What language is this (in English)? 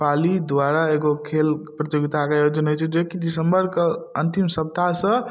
Maithili